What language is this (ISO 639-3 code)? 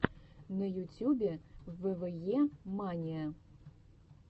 rus